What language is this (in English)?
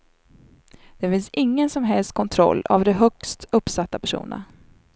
Swedish